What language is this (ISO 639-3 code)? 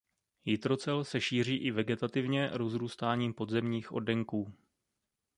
ces